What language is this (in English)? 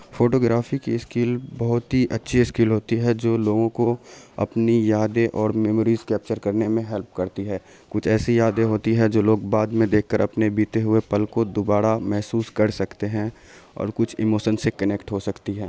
Urdu